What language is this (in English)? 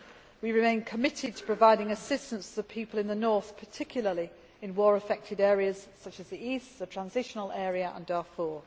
English